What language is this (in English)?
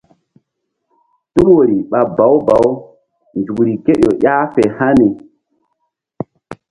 Mbum